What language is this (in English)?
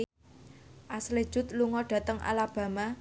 Javanese